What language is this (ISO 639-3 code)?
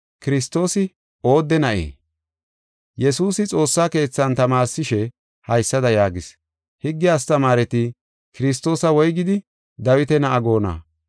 gof